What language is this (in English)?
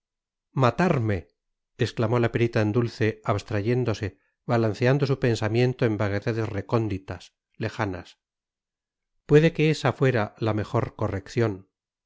Spanish